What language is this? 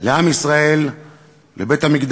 Hebrew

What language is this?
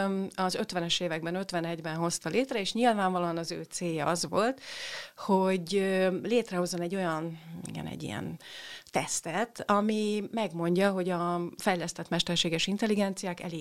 Hungarian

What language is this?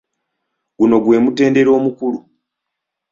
Ganda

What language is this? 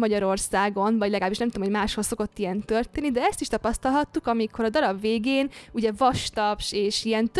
Hungarian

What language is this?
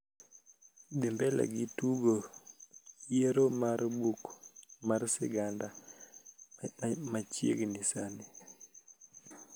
Luo (Kenya and Tanzania)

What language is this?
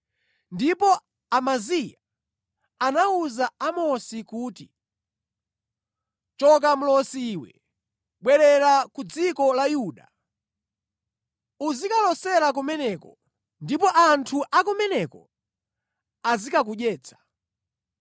Nyanja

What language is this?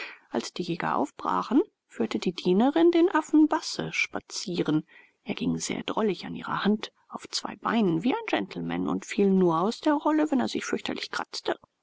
German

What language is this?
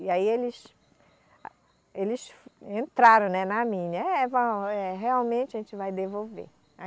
Portuguese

